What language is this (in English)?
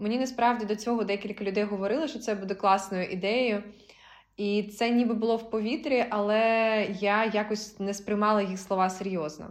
Ukrainian